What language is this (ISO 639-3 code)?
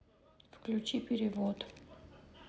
rus